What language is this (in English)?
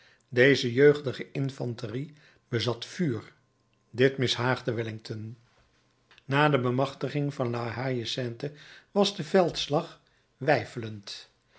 Dutch